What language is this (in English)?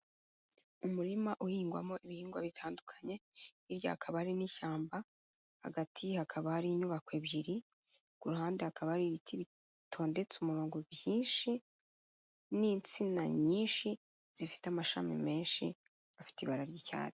Kinyarwanda